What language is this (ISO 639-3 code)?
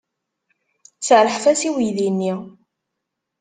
kab